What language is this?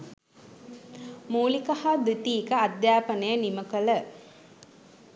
Sinhala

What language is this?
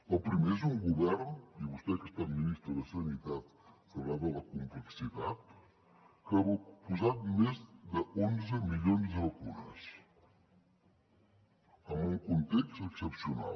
Catalan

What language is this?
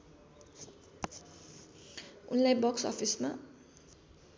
Nepali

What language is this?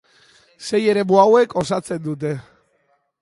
Basque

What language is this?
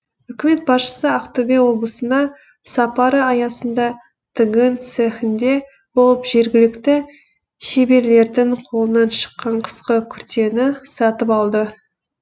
Kazakh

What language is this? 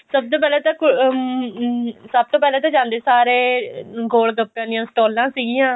Punjabi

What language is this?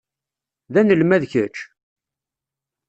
Kabyle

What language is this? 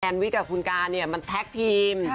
Thai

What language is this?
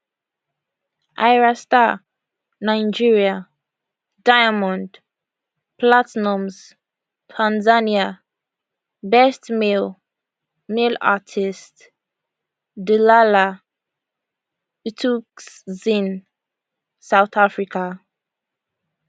Nigerian Pidgin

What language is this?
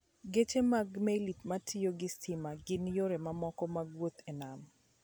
Luo (Kenya and Tanzania)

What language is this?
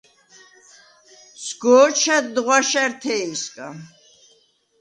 Svan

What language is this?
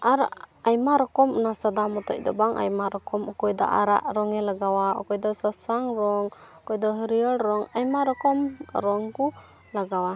Santali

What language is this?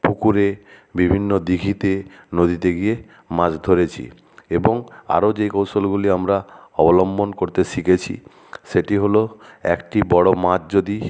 Bangla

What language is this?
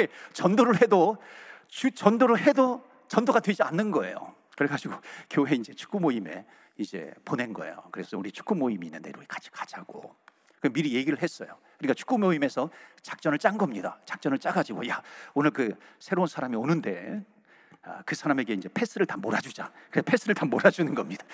Korean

